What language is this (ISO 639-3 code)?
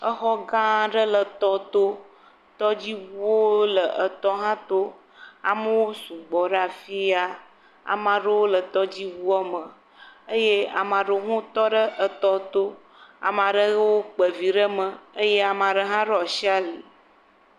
ewe